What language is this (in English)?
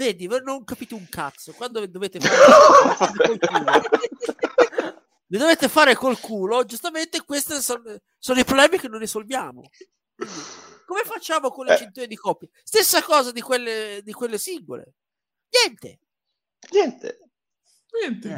Italian